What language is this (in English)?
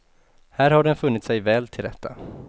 Swedish